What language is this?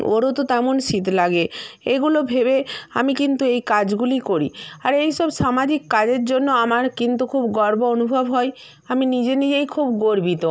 Bangla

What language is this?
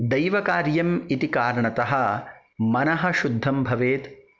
Sanskrit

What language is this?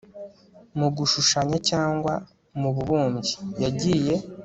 Kinyarwanda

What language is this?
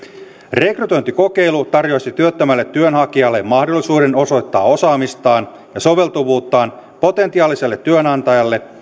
Finnish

